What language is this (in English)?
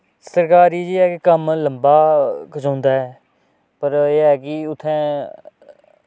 Dogri